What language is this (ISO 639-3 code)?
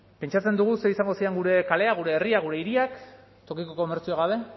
eus